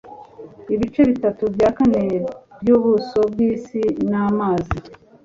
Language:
Kinyarwanda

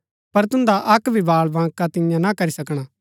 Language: Gaddi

